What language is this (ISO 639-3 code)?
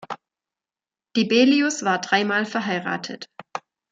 deu